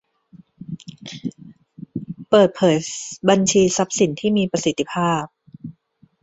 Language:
Thai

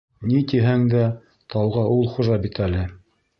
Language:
Bashkir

